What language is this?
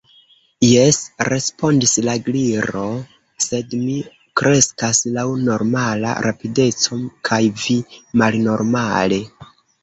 Esperanto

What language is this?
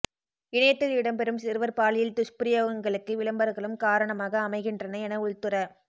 Tamil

